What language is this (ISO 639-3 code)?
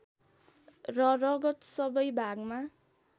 nep